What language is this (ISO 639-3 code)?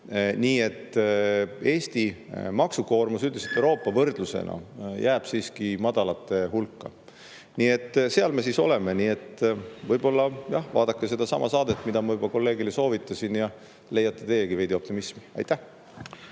est